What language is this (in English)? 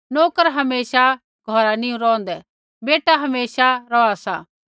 Kullu Pahari